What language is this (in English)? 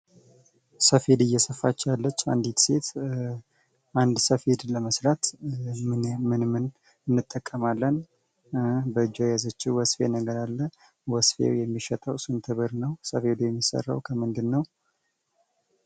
Amharic